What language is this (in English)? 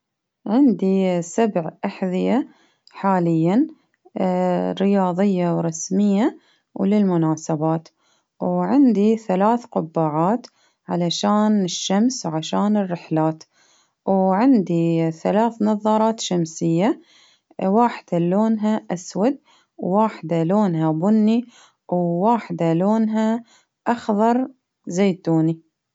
Baharna Arabic